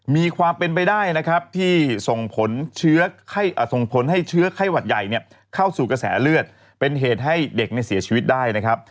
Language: Thai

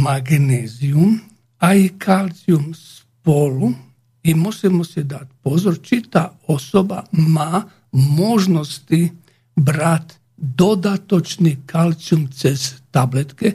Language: Slovak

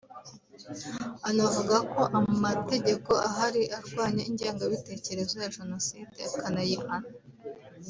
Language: Kinyarwanda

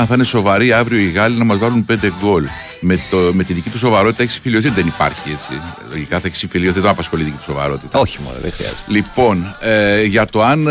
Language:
Greek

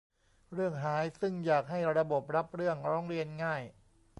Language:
Thai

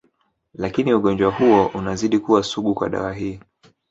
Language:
Swahili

